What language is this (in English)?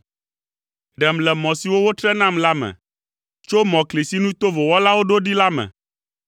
Ewe